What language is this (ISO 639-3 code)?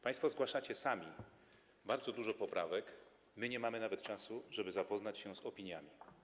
pol